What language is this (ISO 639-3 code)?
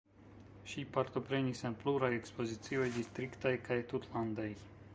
epo